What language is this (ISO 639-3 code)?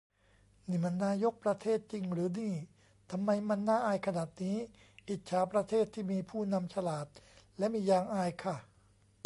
tha